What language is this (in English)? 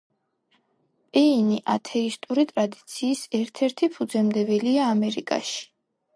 Georgian